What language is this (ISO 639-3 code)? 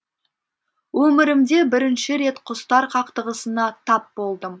kaz